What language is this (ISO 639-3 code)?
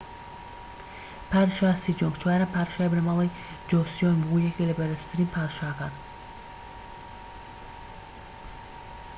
ckb